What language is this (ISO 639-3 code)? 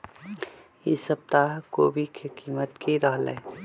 mag